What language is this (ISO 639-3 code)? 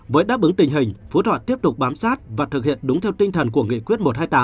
vie